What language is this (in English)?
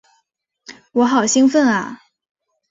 Chinese